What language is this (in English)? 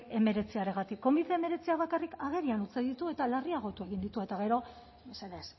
Basque